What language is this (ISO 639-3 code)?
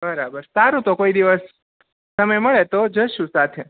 guj